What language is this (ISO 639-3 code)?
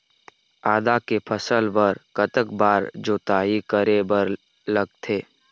hne